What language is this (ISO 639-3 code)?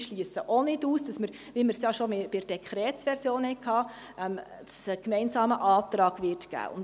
gsw